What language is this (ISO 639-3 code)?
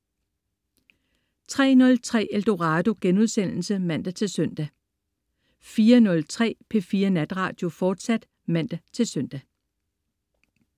dan